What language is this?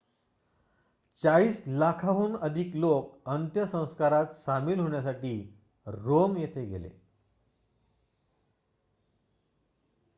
Marathi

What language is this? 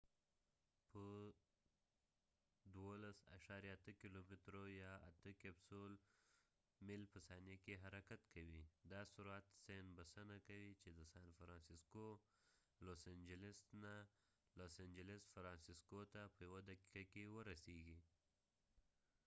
Pashto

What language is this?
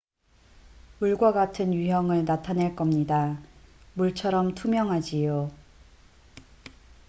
Korean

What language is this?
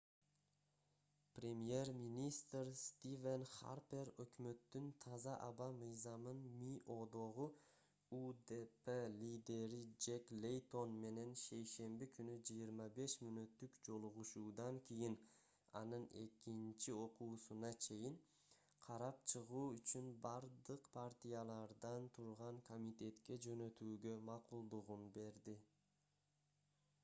Kyrgyz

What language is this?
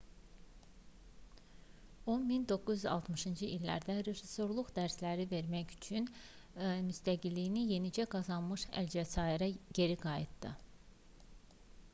Azerbaijani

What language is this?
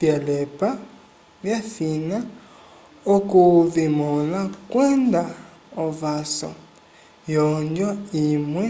Umbundu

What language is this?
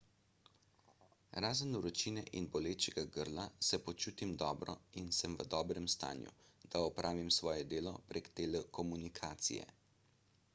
Slovenian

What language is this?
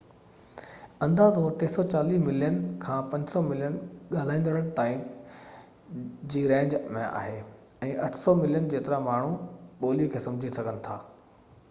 Sindhi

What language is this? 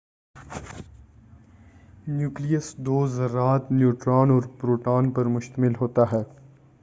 Urdu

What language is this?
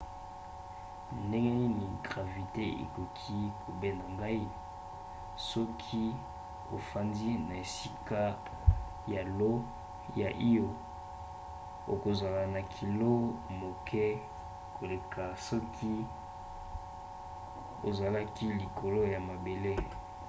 Lingala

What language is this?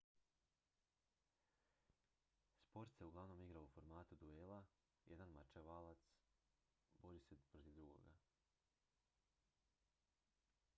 Croatian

